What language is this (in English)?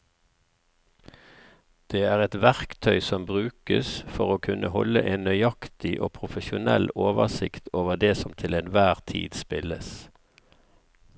Norwegian